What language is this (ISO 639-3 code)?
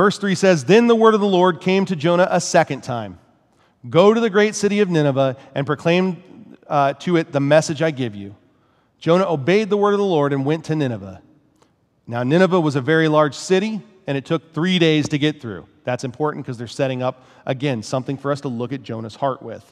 eng